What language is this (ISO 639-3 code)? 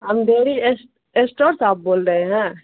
urd